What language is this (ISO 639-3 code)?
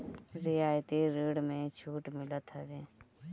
bho